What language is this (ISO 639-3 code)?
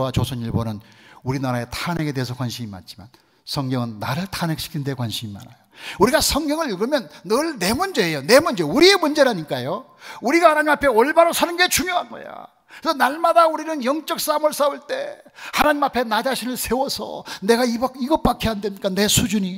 kor